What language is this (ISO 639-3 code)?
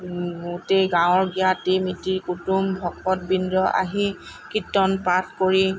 asm